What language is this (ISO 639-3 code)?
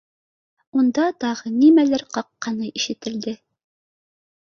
bak